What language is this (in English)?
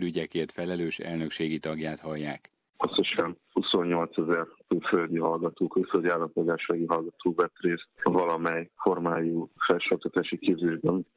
Hungarian